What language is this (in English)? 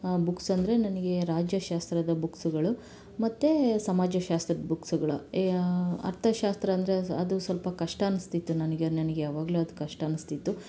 Kannada